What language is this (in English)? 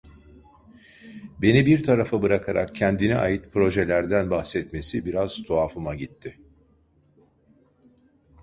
Turkish